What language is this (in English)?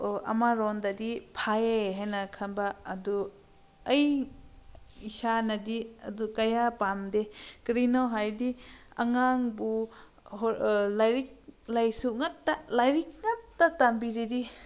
Manipuri